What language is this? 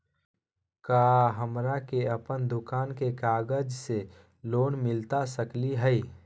Magahi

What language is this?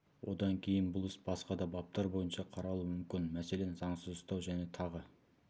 Kazakh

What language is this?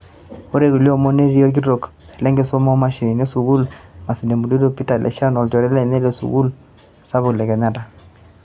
Masai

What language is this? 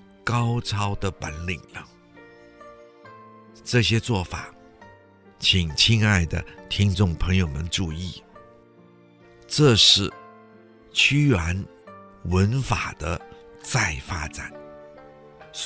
Chinese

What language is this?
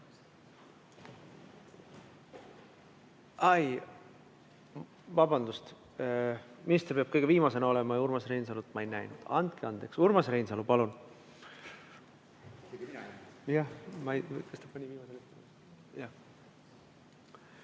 Estonian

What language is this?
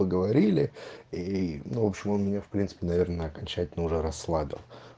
Russian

